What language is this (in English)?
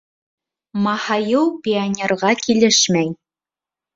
Bashkir